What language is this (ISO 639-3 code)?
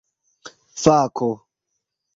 epo